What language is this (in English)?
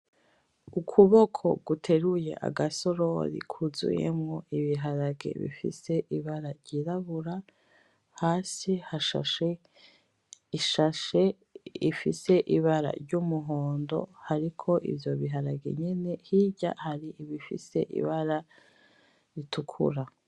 Rundi